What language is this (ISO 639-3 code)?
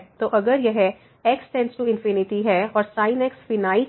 hin